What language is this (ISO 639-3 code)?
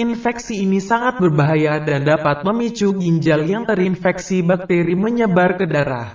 ind